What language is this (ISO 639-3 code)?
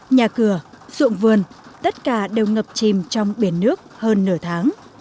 vie